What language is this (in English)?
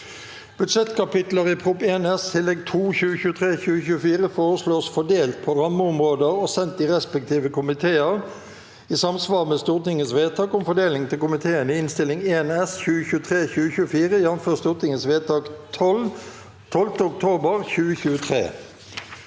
Norwegian